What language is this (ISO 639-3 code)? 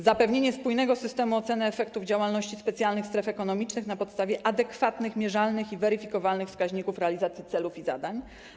pol